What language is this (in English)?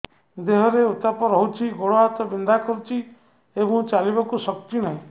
Odia